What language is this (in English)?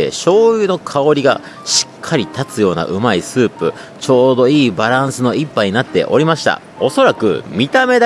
Japanese